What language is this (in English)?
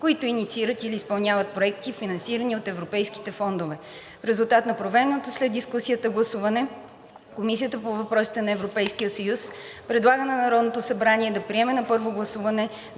Bulgarian